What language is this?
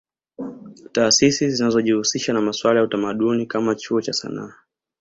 Swahili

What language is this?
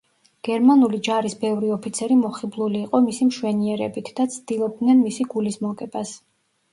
Georgian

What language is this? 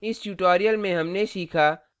Hindi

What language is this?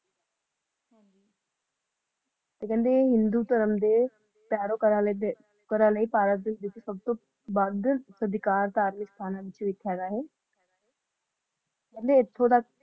Punjabi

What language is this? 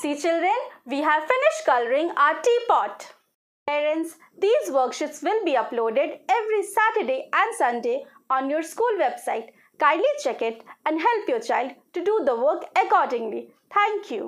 English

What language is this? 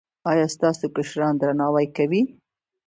Pashto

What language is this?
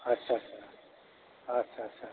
Bodo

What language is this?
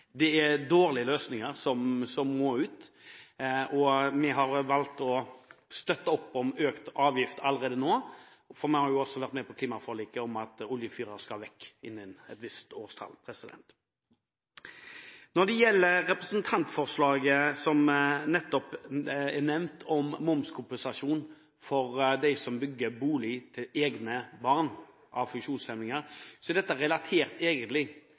Norwegian Bokmål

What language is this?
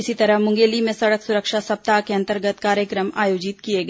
Hindi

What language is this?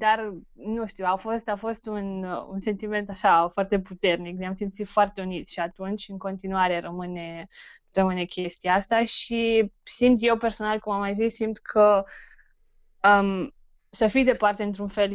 Romanian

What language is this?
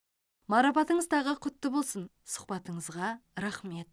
Kazakh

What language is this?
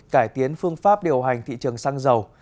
Vietnamese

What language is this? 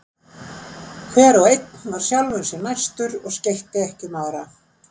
Icelandic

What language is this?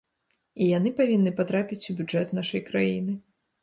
Belarusian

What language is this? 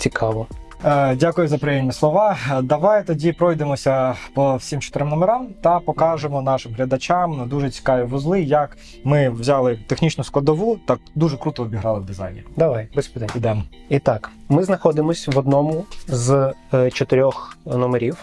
Ukrainian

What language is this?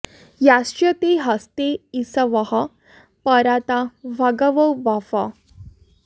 Sanskrit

